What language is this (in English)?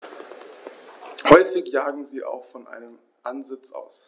German